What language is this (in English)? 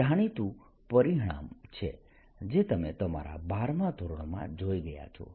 Gujarati